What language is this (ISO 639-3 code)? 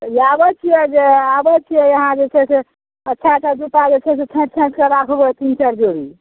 mai